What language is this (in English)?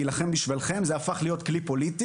Hebrew